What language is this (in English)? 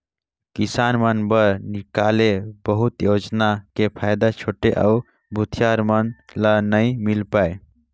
Chhattisgarhi